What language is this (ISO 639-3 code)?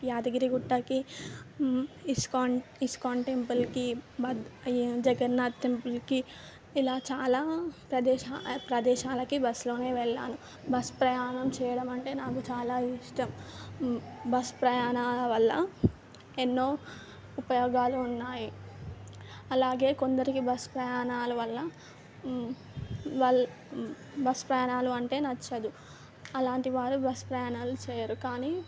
tel